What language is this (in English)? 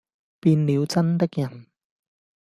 Cantonese